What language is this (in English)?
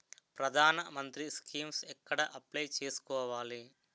Telugu